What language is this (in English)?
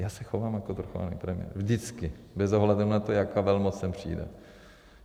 Czech